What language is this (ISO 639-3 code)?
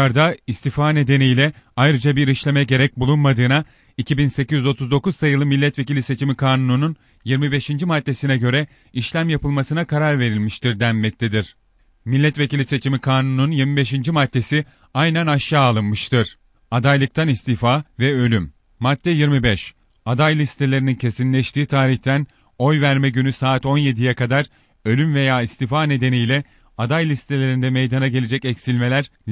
tur